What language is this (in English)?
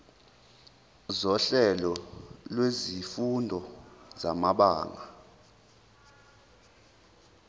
Zulu